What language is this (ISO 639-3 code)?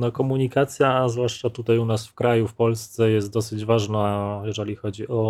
pol